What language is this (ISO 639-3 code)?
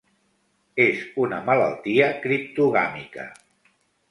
cat